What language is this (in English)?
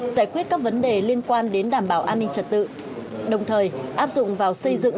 Vietnamese